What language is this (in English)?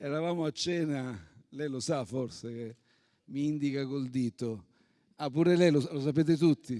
Italian